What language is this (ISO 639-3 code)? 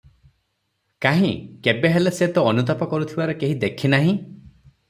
ori